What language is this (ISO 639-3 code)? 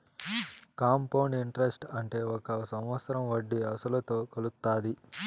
tel